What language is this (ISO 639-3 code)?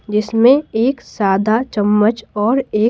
hin